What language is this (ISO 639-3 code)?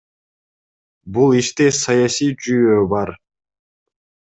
kir